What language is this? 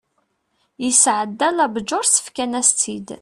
Kabyle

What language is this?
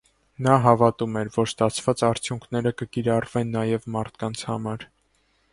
Armenian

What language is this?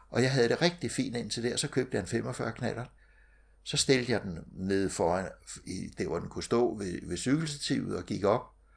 Danish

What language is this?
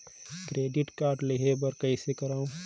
Chhattisgarhi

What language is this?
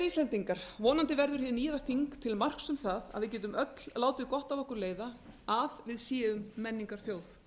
Icelandic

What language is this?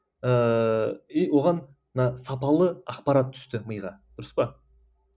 Kazakh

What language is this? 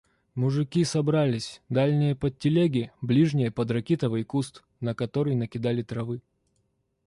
Russian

